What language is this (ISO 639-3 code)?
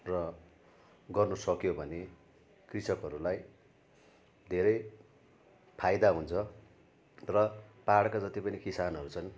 nep